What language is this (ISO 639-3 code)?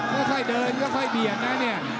tha